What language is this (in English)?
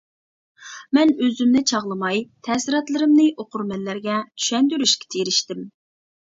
Uyghur